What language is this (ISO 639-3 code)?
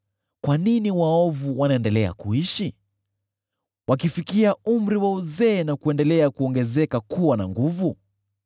swa